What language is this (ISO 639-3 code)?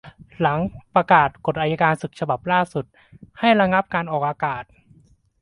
tha